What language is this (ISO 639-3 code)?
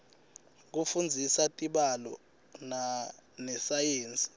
ssw